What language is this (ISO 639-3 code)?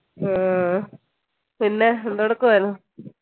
mal